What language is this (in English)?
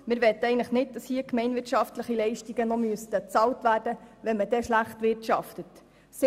Swiss German